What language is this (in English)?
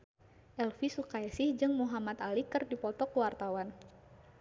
Sundanese